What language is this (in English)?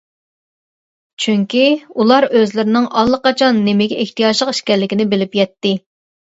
Uyghur